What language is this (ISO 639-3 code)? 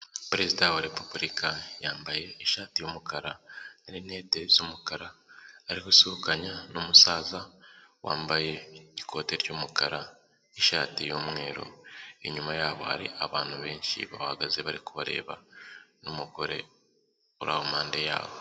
kin